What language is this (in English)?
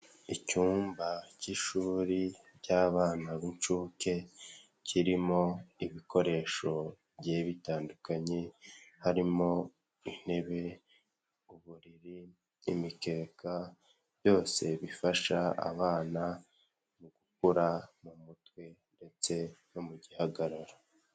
Kinyarwanda